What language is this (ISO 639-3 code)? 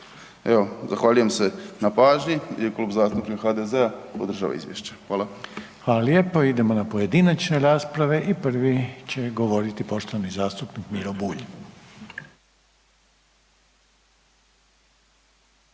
hrv